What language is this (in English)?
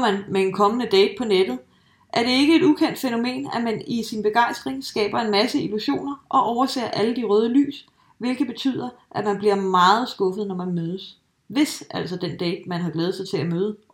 Danish